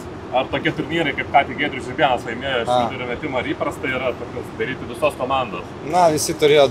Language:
Lithuanian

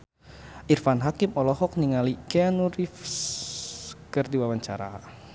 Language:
Sundanese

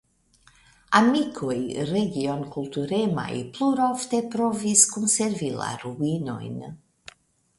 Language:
Esperanto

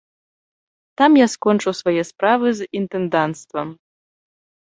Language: Belarusian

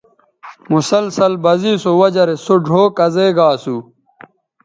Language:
Bateri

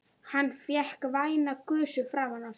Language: Icelandic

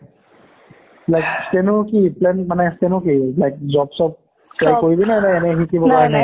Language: Assamese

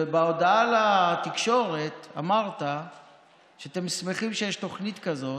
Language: Hebrew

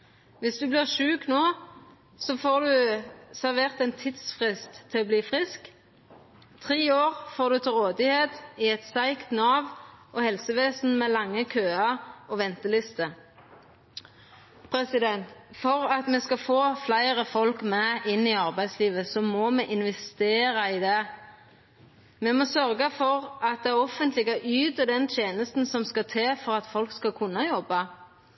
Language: Norwegian Nynorsk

